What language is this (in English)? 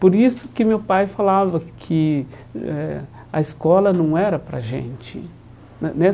Portuguese